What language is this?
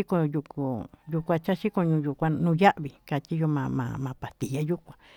Tututepec Mixtec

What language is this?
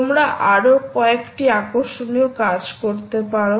Bangla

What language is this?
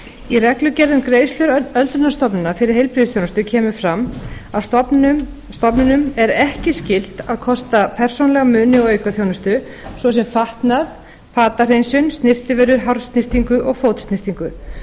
Icelandic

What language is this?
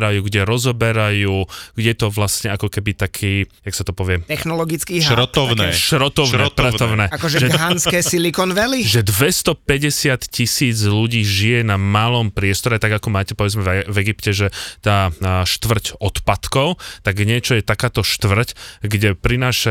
Slovak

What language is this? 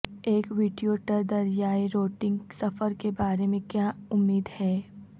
Urdu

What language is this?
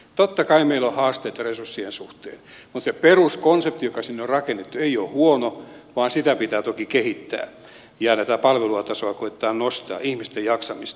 Finnish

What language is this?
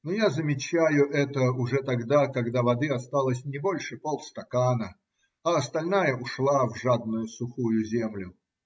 Russian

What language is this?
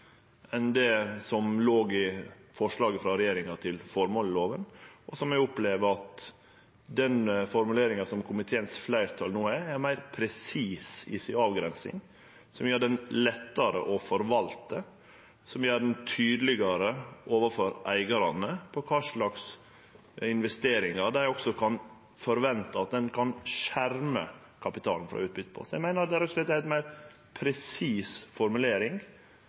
Norwegian Nynorsk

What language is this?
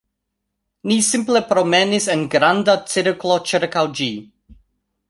Esperanto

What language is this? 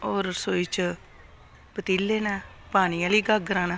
Dogri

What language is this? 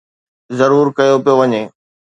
Sindhi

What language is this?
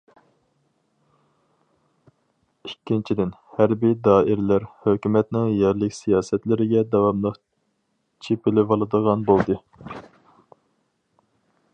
Uyghur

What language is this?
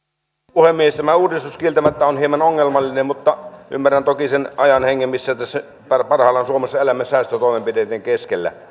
Finnish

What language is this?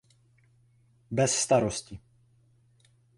Czech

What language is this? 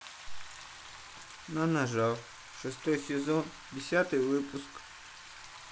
Russian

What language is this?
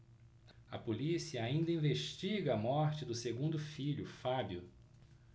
Portuguese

